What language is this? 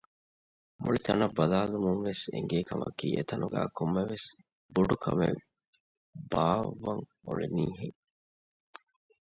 Divehi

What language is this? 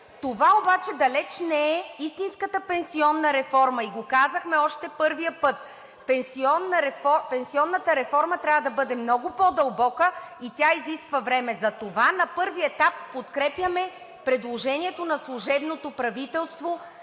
Bulgarian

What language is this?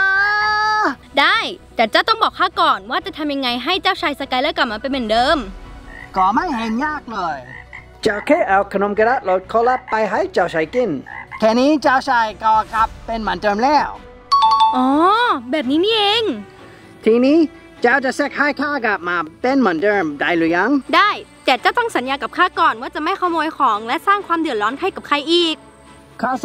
Thai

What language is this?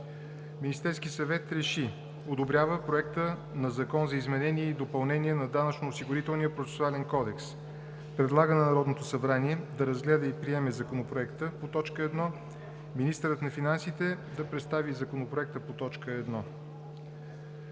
Bulgarian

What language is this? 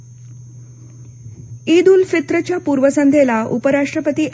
Marathi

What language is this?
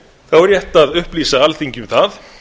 Icelandic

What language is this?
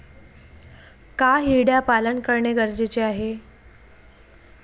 Marathi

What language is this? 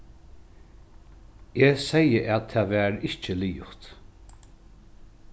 Faroese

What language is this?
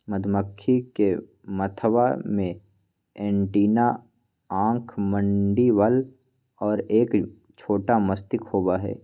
Magahi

